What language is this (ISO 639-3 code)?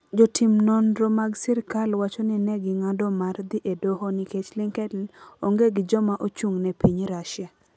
luo